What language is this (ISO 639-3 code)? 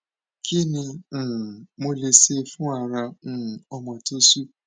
yor